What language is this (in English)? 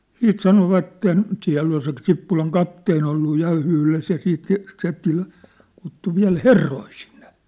Finnish